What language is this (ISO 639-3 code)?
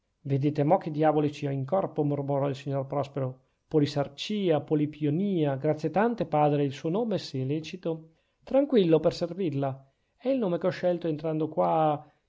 ita